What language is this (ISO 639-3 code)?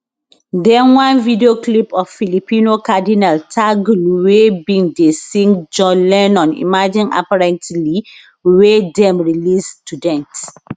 pcm